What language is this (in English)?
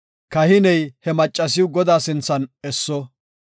Gofa